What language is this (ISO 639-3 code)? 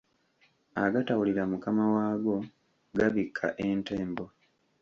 lug